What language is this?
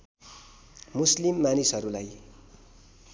Nepali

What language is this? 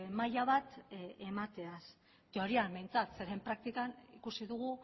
Basque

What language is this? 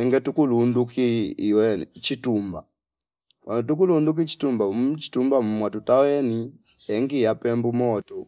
Fipa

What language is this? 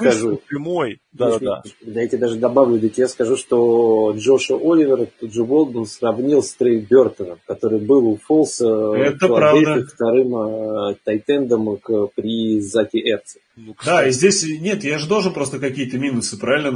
Russian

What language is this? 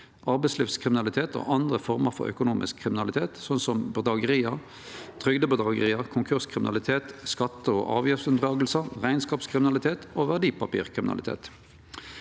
Norwegian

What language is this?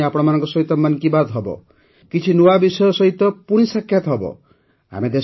Odia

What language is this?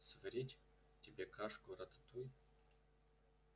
Russian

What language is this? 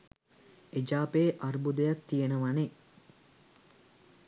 Sinhala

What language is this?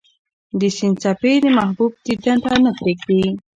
Pashto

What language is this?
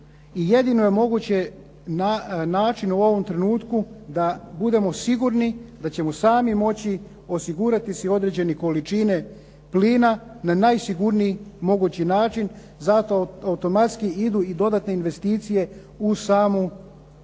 Croatian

